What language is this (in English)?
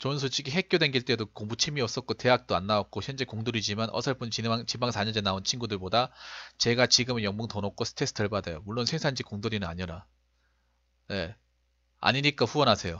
Korean